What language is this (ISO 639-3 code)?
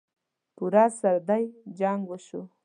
pus